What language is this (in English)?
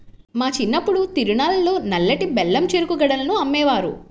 Telugu